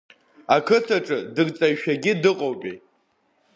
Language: Abkhazian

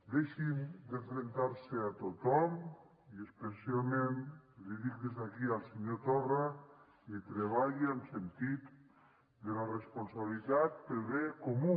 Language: Catalan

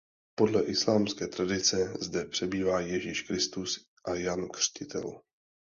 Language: Czech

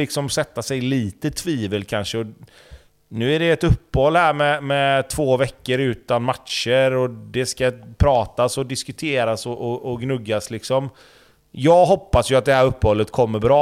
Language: Swedish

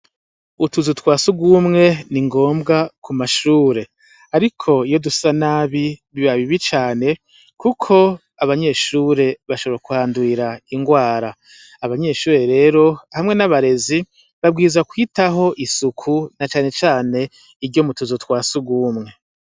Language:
Rundi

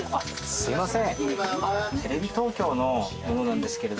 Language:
Japanese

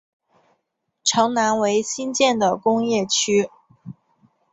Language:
Chinese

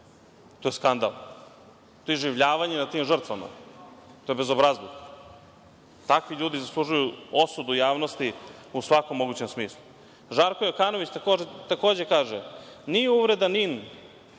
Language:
Serbian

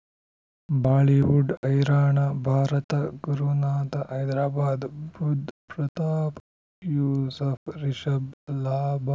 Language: Kannada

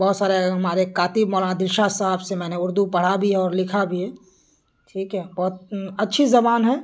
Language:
Urdu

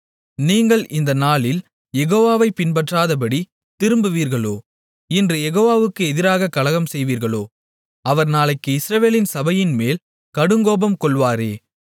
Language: Tamil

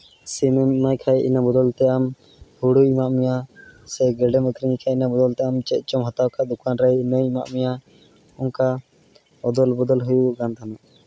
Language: Santali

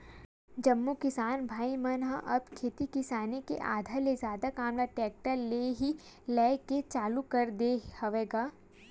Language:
Chhattisgarhi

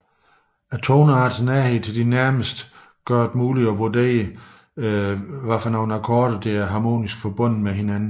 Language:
Danish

